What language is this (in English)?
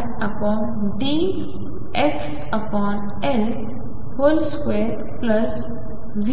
Marathi